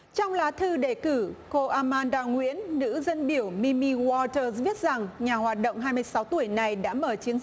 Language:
Vietnamese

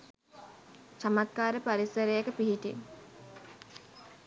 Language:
Sinhala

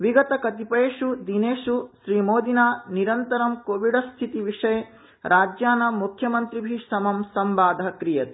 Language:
Sanskrit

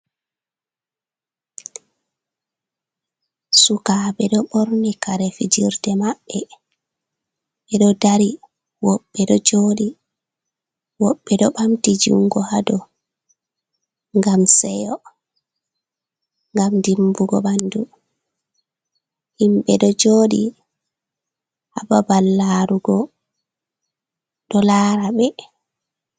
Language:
Fula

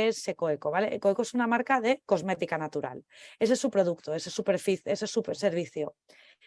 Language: Spanish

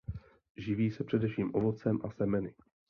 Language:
Czech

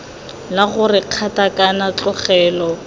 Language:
Tswana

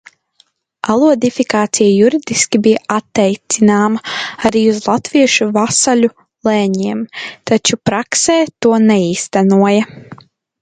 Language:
Latvian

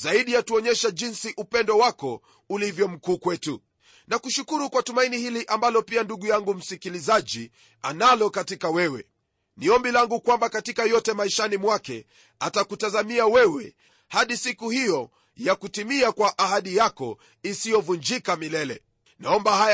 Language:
Swahili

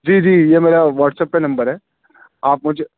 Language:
Urdu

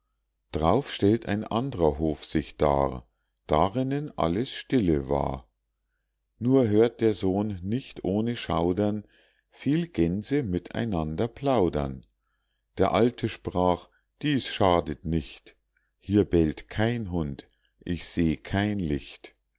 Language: German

